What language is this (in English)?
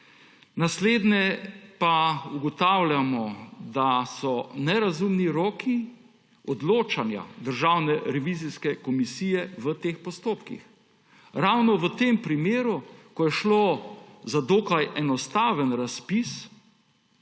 Slovenian